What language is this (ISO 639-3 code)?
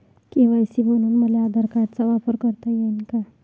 mar